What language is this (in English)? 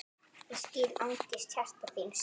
Icelandic